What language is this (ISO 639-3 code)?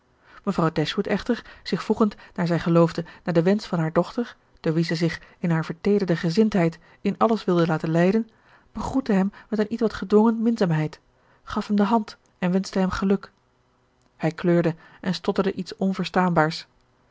nld